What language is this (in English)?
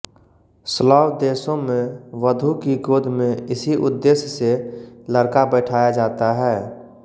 Hindi